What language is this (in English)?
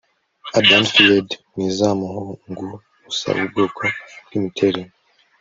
Kinyarwanda